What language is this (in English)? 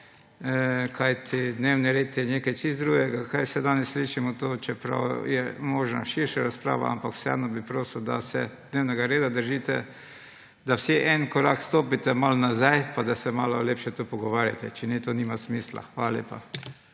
Slovenian